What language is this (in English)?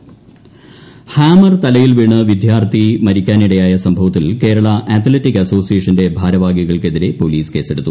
Malayalam